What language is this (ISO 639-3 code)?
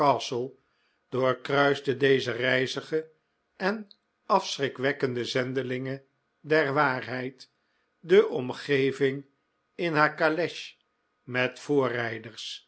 nld